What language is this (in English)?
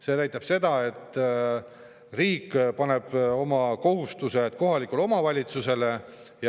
Estonian